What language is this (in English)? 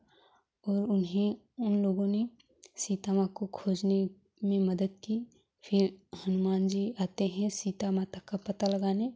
Hindi